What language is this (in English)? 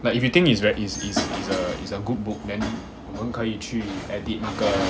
English